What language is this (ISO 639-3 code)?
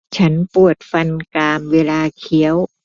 tha